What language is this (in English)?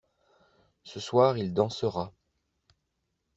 French